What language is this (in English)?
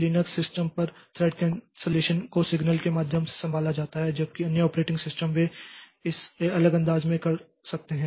Hindi